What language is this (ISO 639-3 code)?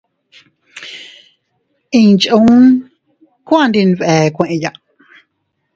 cut